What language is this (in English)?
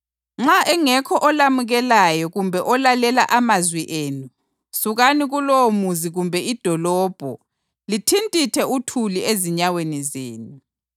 North Ndebele